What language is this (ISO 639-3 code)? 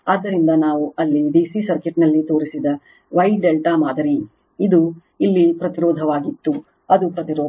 kan